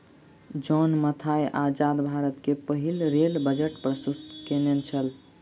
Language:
Maithili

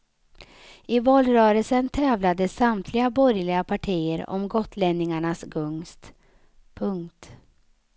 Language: Swedish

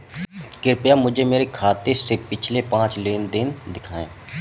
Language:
Hindi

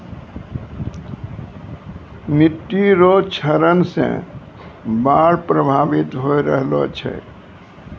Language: Maithili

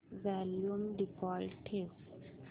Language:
Marathi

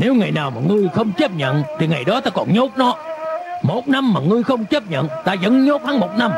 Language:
Vietnamese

